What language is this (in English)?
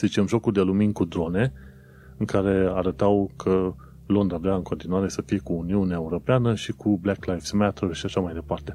Romanian